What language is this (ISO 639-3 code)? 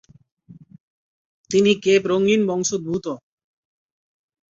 ben